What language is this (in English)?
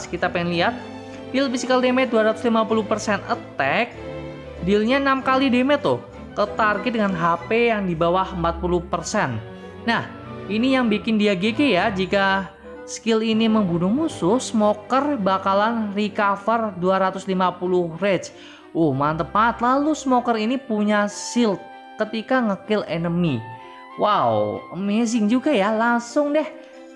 Indonesian